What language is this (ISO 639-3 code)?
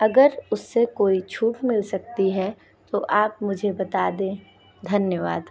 hin